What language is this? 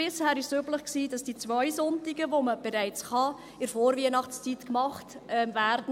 Swiss German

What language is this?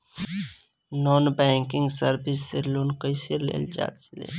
Bhojpuri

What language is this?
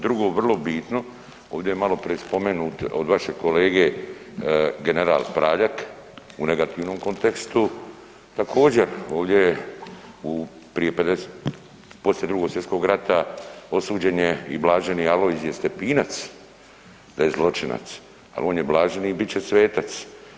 Croatian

